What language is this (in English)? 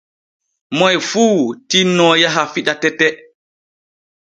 Borgu Fulfulde